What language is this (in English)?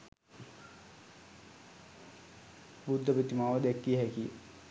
Sinhala